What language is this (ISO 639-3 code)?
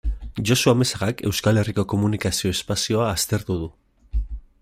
eus